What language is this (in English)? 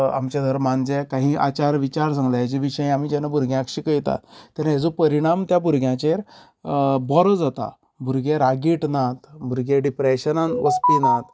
Konkani